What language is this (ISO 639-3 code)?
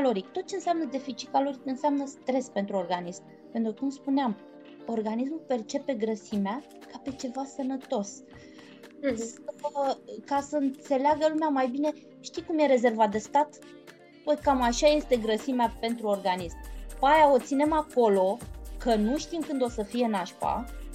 ron